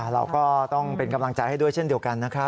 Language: Thai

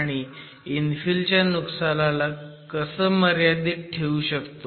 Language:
Marathi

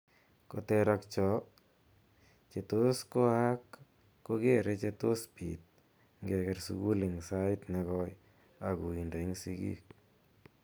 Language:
Kalenjin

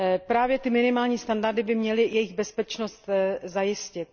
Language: Czech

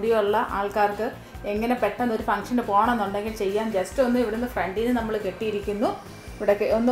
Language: Malayalam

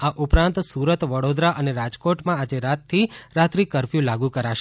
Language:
Gujarati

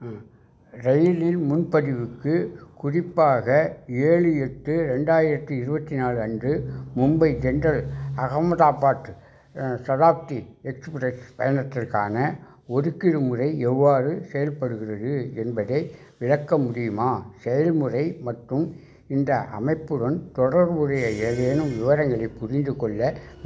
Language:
Tamil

